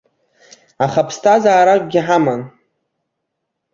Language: Abkhazian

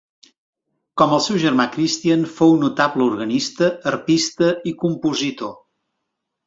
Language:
Catalan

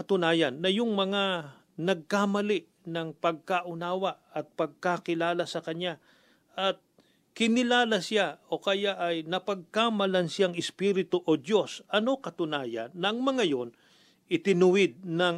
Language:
Filipino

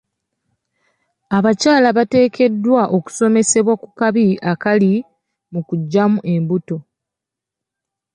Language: Ganda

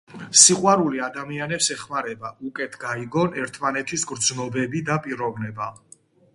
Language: Georgian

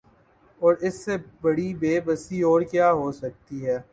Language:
Urdu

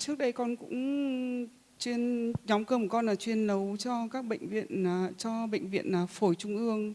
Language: Vietnamese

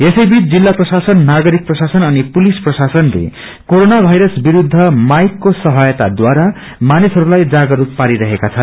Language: Nepali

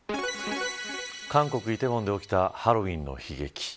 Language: Japanese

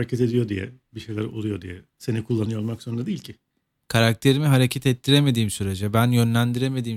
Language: Turkish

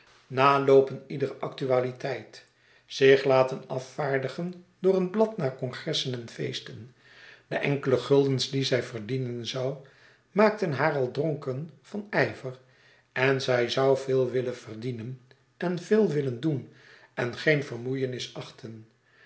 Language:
Dutch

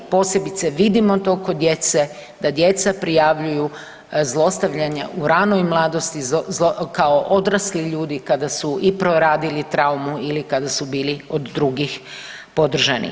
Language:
Croatian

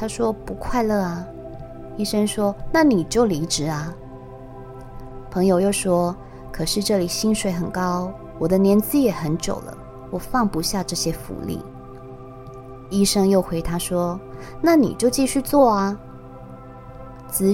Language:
Chinese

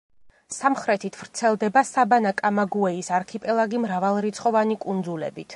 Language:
Georgian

